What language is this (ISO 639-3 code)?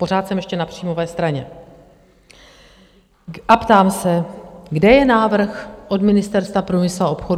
ces